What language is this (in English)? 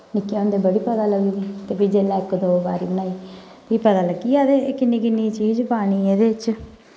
Dogri